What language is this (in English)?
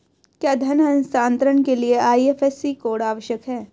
Hindi